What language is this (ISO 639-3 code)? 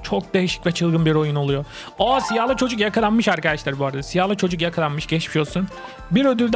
tur